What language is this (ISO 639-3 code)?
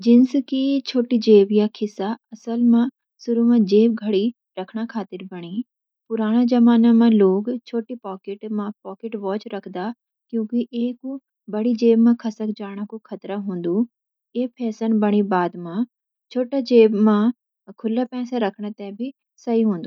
gbm